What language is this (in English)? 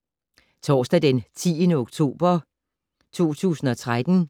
Danish